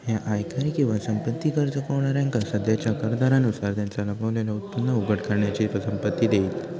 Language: Marathi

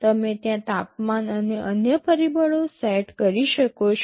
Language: Gujarati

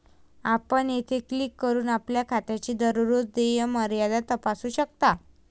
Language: Marathi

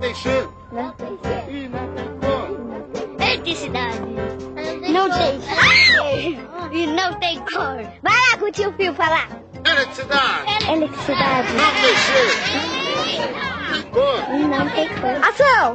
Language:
Portuguese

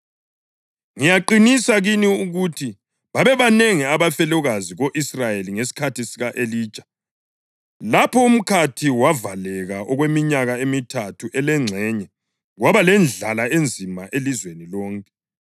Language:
North Ndebele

